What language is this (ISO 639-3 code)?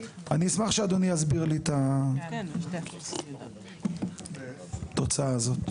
heb